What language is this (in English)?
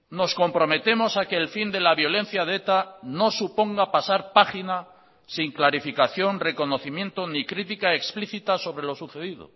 Spanish